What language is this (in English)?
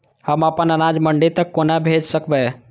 Maithili